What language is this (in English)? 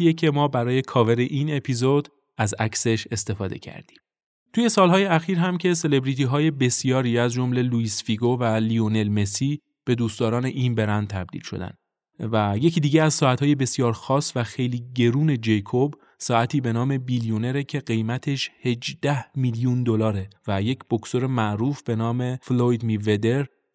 Persian